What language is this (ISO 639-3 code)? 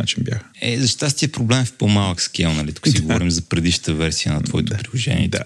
bul